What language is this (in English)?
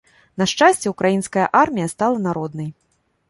Belarusian